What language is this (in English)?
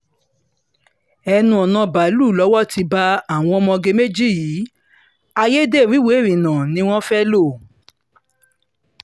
Yoruba